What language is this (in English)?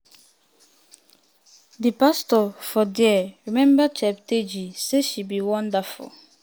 Nigerian Pidgin